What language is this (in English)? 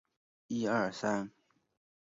Chinese